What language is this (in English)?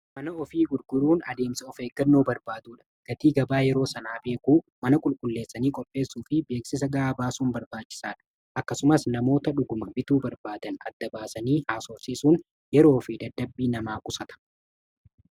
Oromo